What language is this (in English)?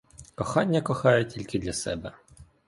Ukrainian